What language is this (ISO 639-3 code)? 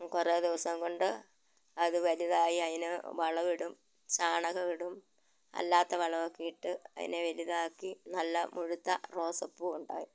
mal